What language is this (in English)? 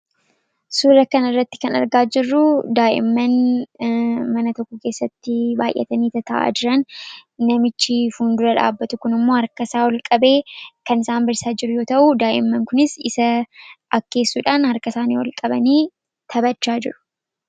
Oromo